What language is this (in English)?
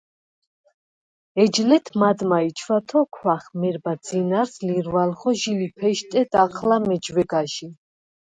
Svan